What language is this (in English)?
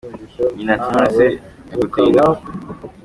Kinyarwanda